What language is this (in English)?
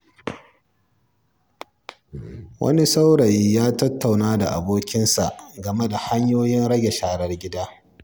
Hausa